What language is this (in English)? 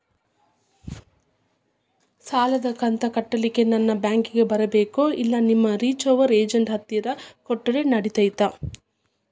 Kannada